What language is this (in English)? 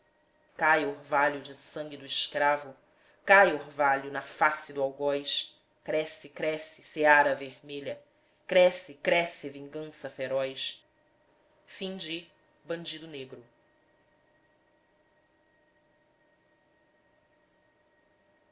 Portuguese